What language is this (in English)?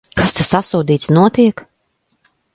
Latvian